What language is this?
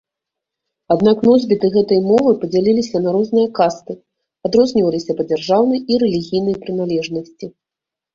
Belarusian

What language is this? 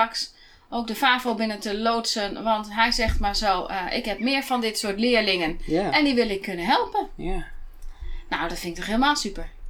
Dutch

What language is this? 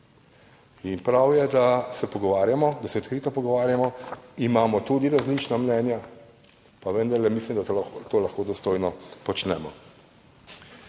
Slovenian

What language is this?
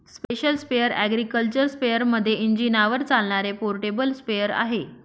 Marathi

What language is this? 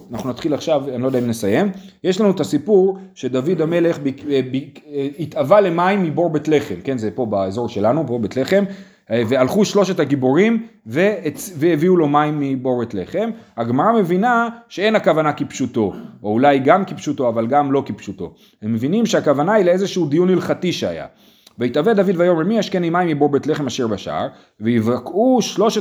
Hebrew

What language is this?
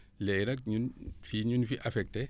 Wolof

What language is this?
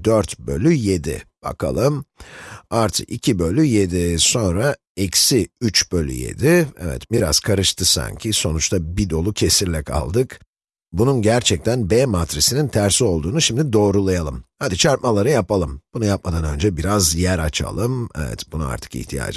Turkish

